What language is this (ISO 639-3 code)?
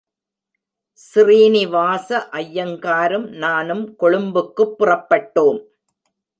tam